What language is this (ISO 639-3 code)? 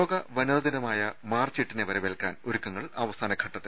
mal